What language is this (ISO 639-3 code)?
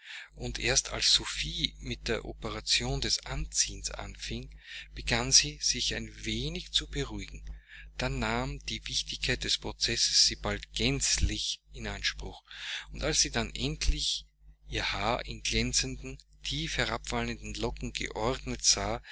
deu